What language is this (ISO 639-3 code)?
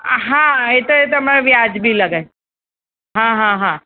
guj